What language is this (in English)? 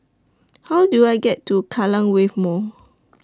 English